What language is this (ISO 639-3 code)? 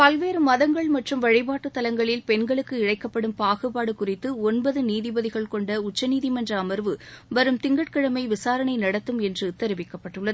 tam